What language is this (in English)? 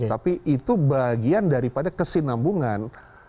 Indonesian